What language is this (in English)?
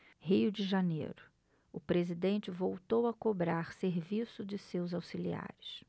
Portuguese